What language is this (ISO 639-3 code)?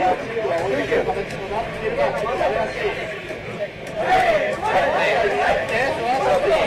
jpn